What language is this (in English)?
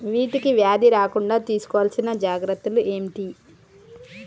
Telugu